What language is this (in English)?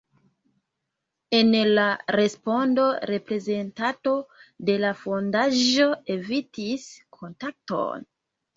Esperanto